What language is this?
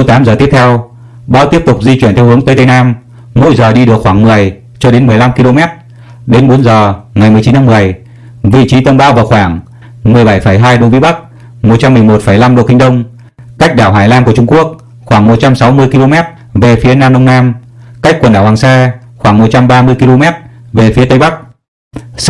Vietnamese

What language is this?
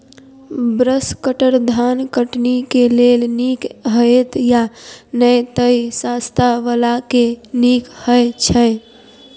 Maithili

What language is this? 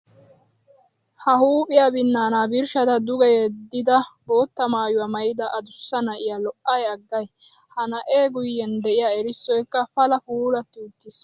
Wolaytta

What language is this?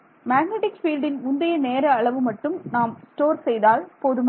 Tamil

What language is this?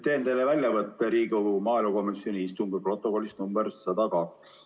Estonian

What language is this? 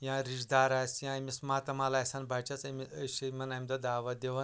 Kashmiri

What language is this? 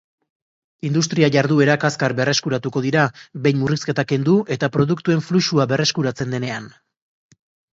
Basque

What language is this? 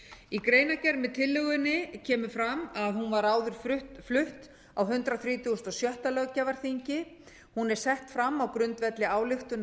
Icelandic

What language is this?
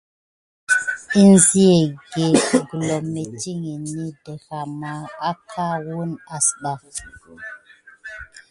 Gidar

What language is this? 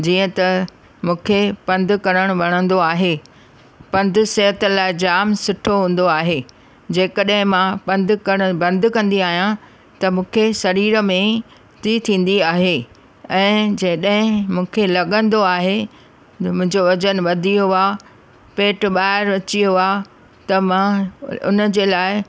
Sindhi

